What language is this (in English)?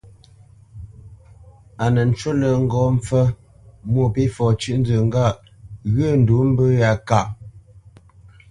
Bamenyam